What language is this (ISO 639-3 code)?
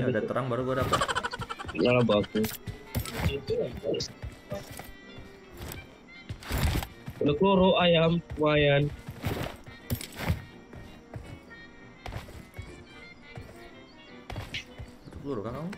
ind